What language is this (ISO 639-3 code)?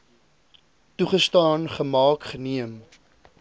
afr